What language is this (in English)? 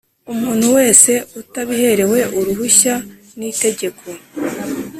Kinyarwanda